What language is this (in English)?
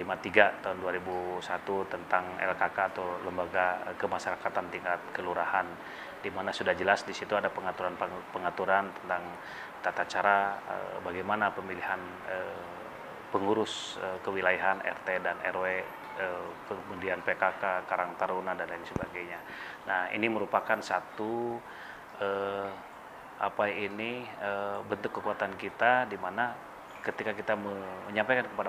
Indonesian